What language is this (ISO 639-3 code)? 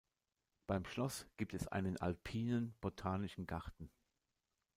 deu